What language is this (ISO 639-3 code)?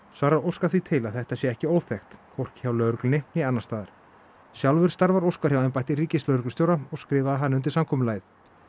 isl